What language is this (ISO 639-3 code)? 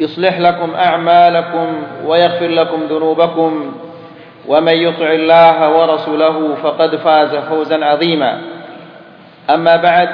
msa